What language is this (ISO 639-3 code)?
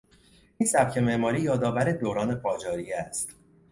fas